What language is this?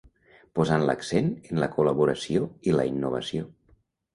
Catalan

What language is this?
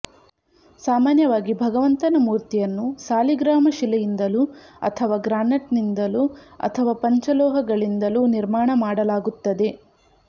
Kannada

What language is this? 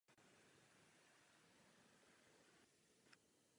Czech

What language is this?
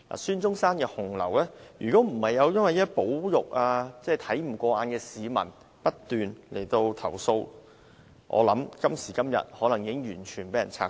Cantonese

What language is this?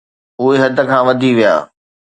Sindhi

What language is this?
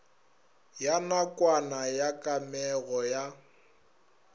Northern Sotho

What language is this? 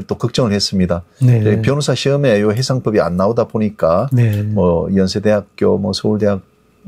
Korean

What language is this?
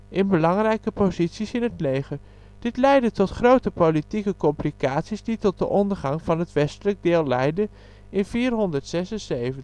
Dutch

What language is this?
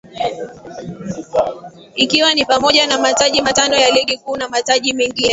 Swahili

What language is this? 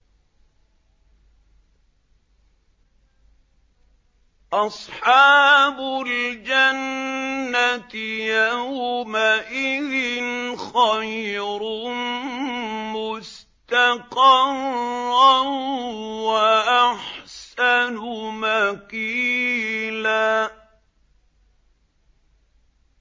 Arabic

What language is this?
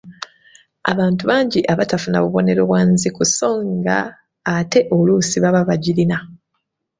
Ganda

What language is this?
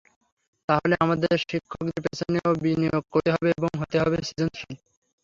Bangla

